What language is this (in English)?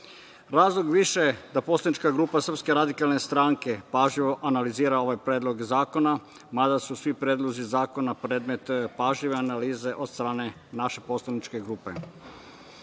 Serbian